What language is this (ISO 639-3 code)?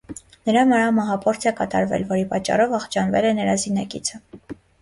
hye